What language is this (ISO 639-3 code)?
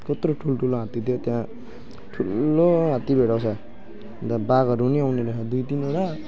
nep